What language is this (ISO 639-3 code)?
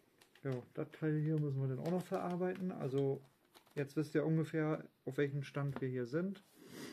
deu